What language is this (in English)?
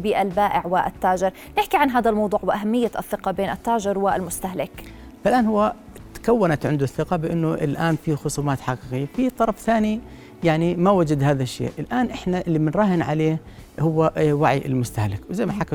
Arabic